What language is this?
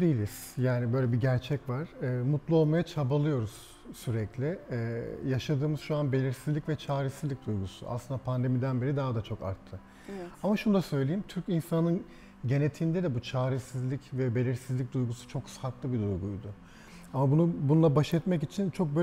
Turkish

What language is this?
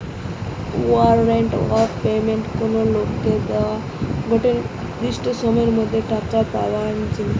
Bangla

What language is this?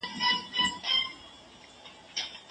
Pashto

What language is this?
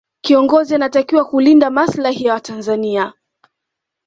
Swahili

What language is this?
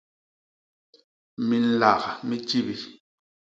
Basaa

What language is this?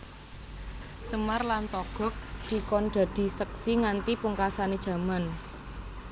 Javanese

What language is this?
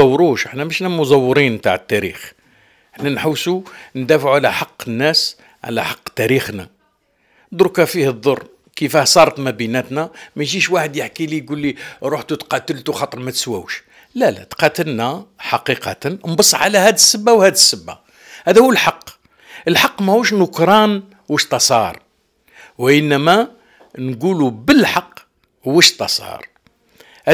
Arabic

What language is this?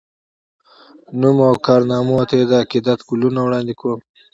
Pashto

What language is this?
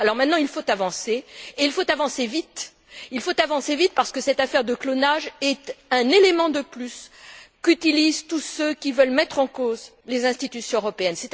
French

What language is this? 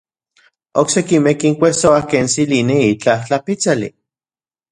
Central Puebla Nahuatl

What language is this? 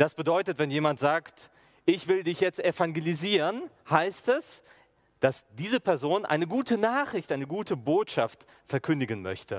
German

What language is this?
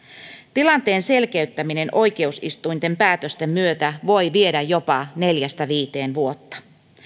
Finnish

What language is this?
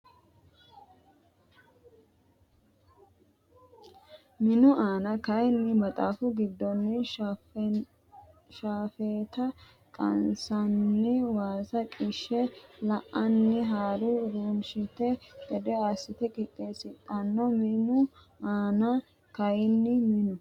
Sidamo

